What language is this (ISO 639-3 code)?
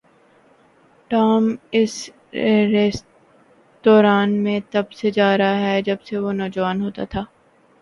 urd